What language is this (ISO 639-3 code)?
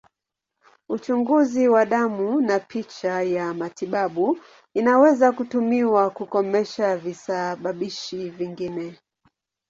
swa